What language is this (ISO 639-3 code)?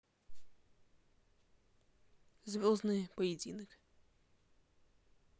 rus